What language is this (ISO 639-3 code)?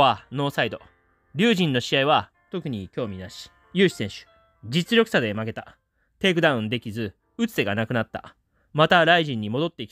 jpn